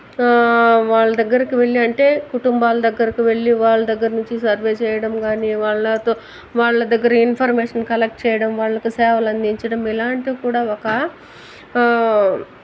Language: Telugu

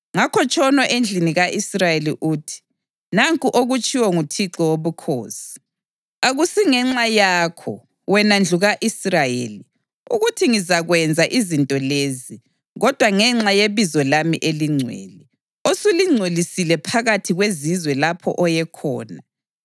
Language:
North Ndebele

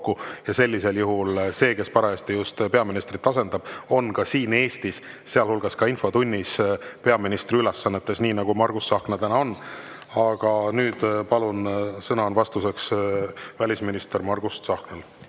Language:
Estonian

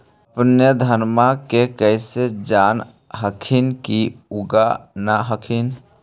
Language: Magahi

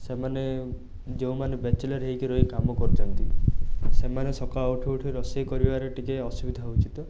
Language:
Odia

